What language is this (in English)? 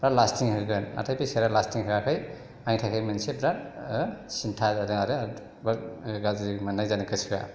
Bodo